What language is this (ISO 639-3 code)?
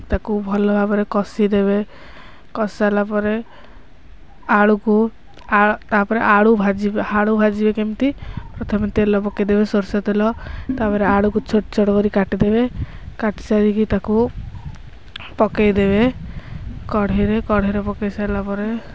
ori